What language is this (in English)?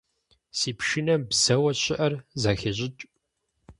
Kabardian